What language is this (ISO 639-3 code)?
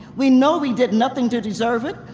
eng